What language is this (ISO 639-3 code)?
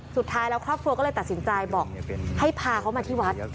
tha